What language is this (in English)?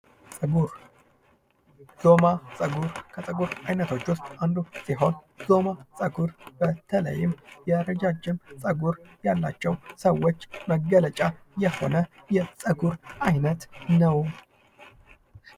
Amharic